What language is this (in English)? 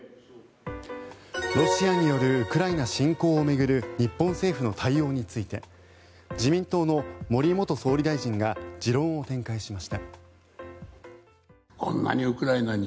Japanese